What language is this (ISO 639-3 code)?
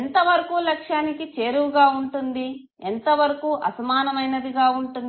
tel